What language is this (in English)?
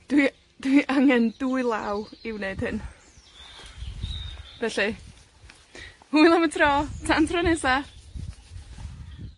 Welsh